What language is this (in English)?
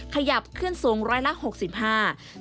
Thai